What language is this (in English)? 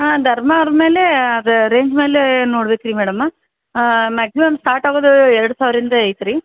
Kannada